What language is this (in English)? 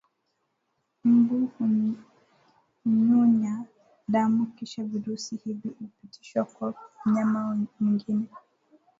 Swahili